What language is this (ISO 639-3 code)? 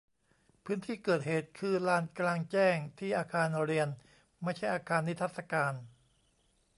tha